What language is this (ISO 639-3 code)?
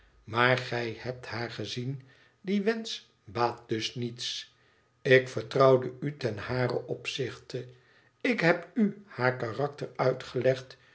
nld